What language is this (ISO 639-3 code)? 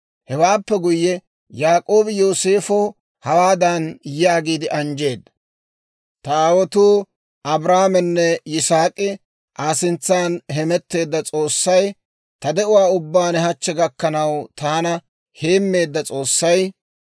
dwr